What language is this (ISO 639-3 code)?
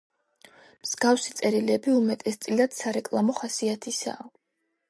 kat